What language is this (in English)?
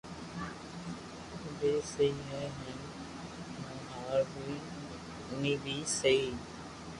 Loarki